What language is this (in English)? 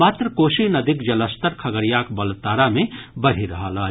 Maithili